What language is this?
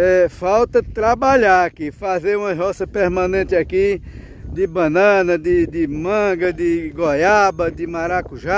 Portuguese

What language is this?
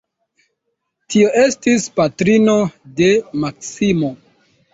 Esperanto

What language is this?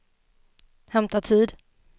Swedish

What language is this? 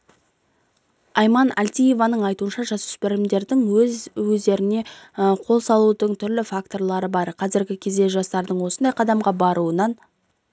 Kazakh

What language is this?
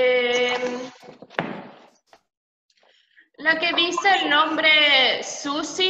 Spanish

